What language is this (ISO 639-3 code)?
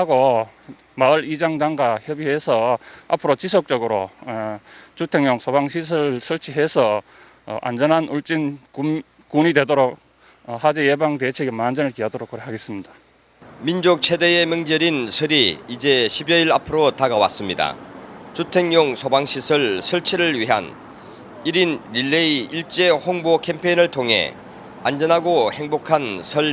kor